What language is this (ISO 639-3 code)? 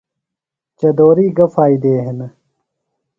phl